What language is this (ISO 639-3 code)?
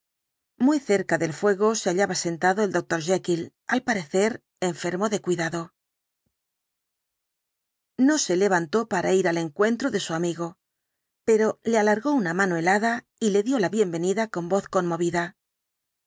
spa